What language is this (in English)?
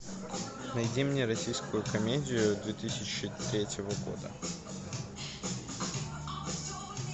Russian